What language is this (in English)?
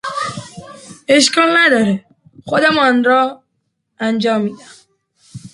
Persian